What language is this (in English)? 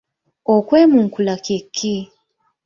Ganda